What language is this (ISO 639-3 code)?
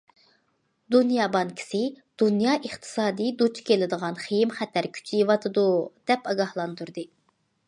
uig